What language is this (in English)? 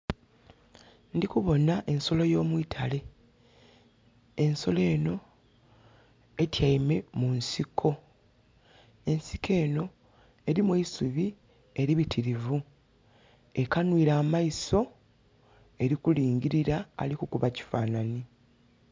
Soga